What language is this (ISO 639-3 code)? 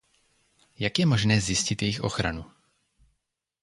ces